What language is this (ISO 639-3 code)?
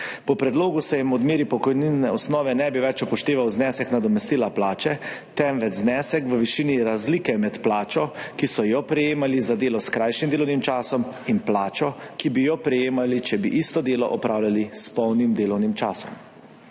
slv